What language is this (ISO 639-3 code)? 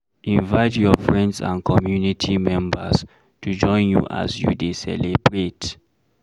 pcm